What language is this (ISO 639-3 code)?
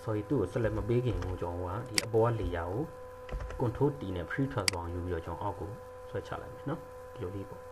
tha